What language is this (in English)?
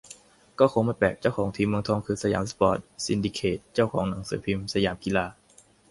Thai